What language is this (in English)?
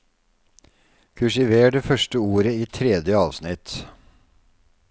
Norwegian